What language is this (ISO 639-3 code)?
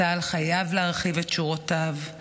heb